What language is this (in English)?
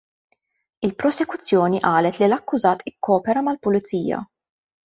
Maltese